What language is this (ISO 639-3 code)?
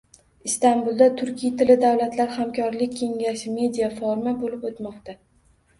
uzb